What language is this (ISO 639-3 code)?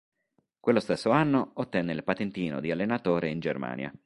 ita